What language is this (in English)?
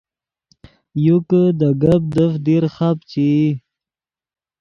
Yidgha